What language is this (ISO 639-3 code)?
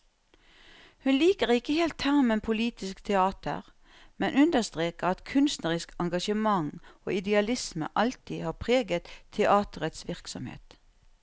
nor